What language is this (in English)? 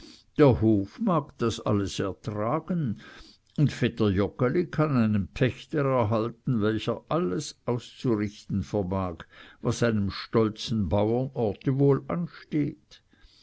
German